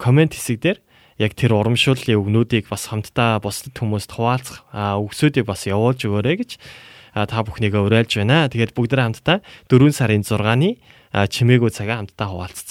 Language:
Korean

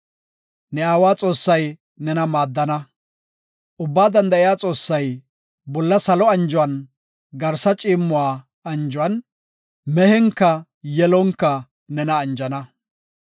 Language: Gofa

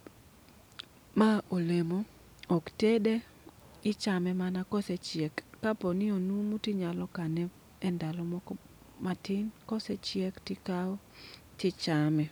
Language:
Luo (Kenya and Tanzania)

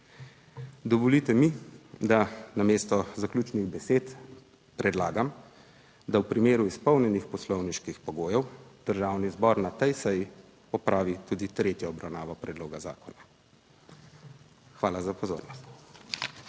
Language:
Slovenian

